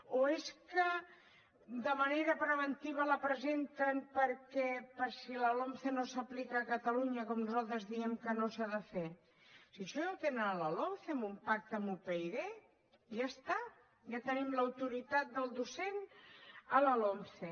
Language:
Catalan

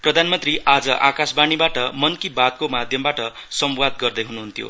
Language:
Nepali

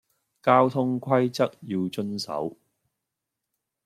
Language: Cantonese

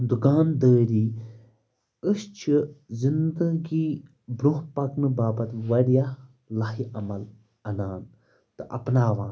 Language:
Kashmiri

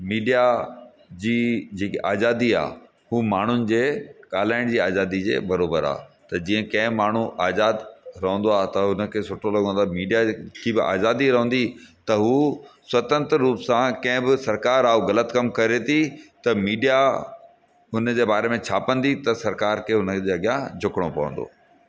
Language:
Sindhi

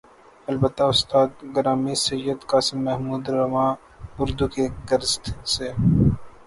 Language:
Urdu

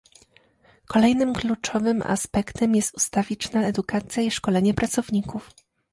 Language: Polish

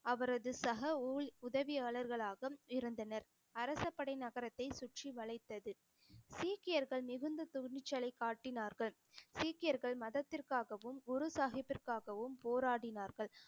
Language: Tamil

